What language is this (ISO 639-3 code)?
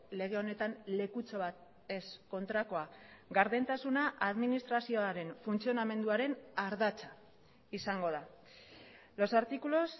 eus